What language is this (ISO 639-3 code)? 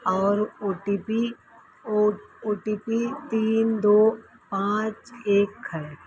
hin